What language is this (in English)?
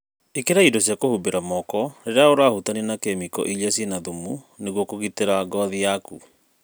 Kikuyu